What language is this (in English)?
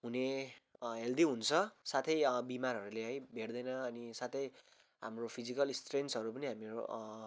Nepali